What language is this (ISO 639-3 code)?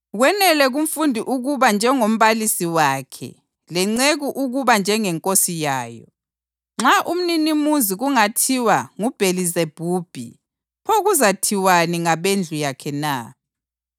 nde